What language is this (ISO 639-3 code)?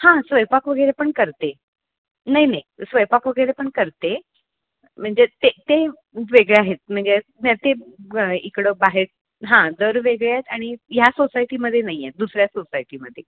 mar